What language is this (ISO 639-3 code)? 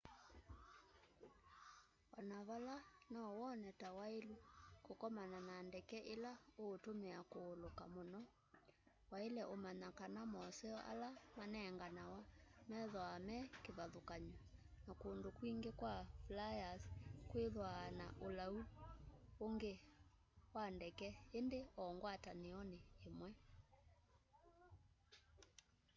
kam